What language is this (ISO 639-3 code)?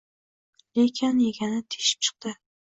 uzb